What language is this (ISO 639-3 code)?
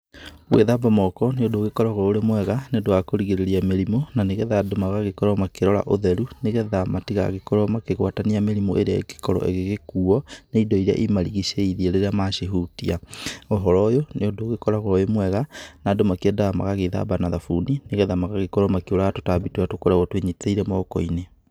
kik